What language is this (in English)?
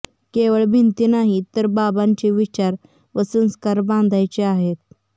Marathi